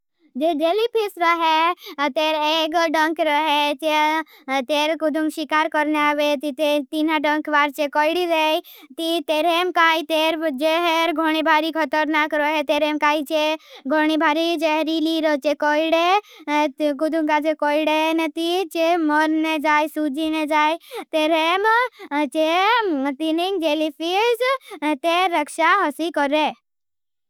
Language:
Bhili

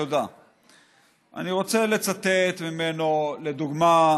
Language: Hebrew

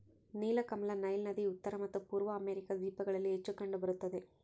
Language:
Kannada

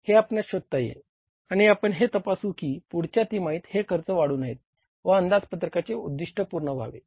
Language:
Marathi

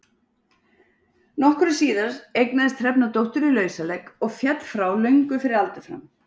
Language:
Icelandic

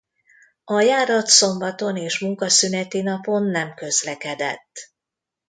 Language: Hungarian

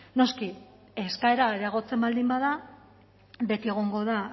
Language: Basque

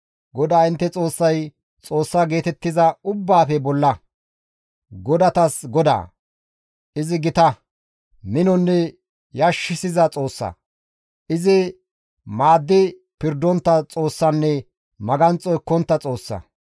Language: Gamo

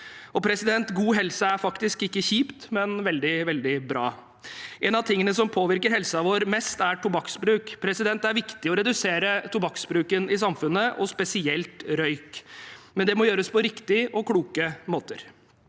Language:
Norwegian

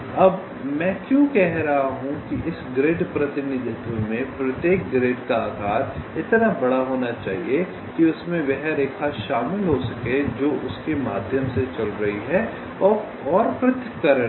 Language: Hindi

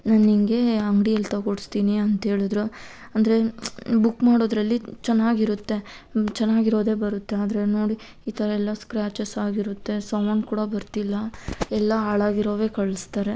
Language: Kannada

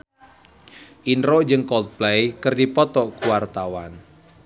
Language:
Sundanese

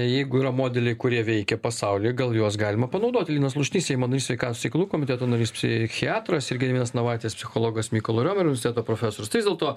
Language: Lithuanian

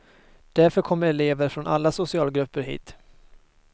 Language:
Swedish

